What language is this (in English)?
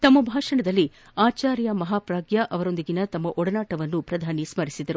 Kannada